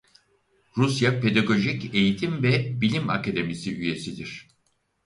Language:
Turkish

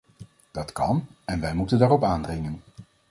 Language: Dutch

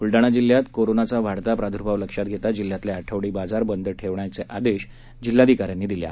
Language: Marathi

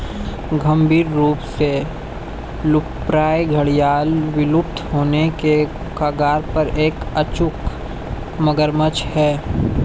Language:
Hindi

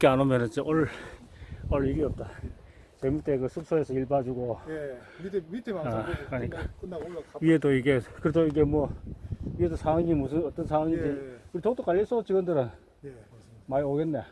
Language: Korean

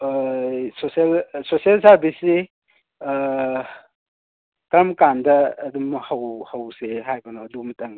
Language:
Manipuri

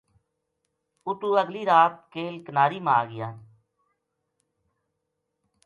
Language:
Gujari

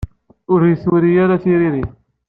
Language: Kabyle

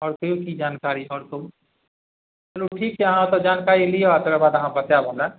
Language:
Maithili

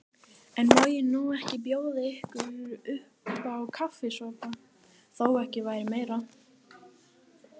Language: Icelandic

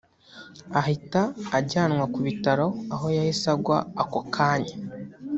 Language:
Kinyarwanda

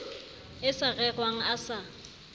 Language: Southern Sotho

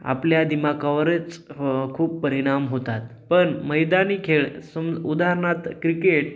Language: Marathi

